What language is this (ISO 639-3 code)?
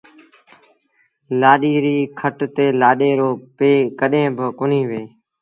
sbn